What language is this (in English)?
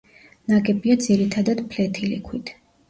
Georgian